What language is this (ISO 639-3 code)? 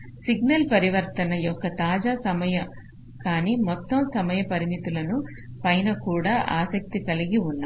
tel